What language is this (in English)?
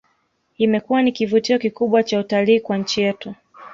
Swahili